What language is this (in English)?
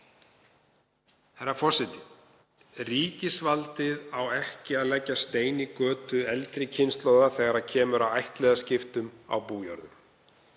Icelandic